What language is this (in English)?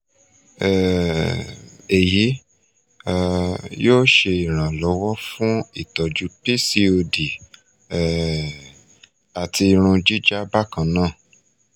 Yoruba